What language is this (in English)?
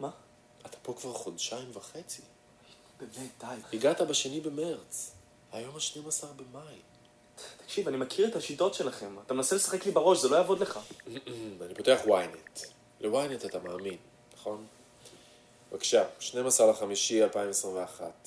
Hebrew